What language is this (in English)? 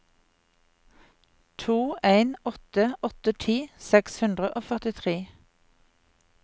Norwegian